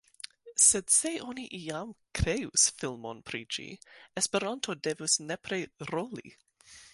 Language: Esperanto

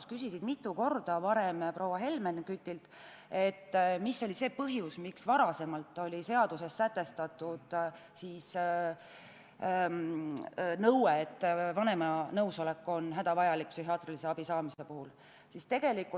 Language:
Estonian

